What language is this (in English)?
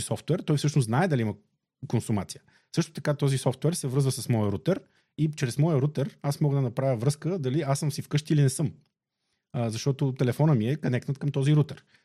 Bulgarian